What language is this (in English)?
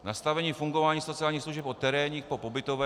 Czech